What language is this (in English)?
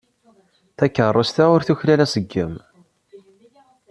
Kabyle